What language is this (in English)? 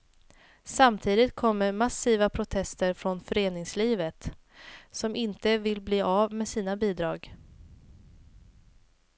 Swedish